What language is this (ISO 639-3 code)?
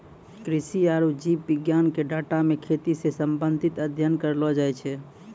mai